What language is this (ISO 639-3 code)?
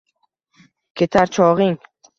uzb